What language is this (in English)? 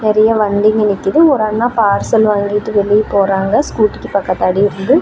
Tamil